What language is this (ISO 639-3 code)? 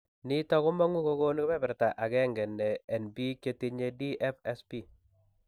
kln